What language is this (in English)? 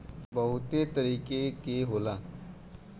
Bhojpuri